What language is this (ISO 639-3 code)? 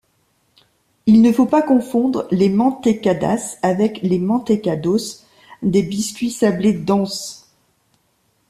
fra